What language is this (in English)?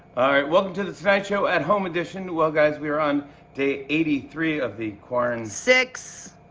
English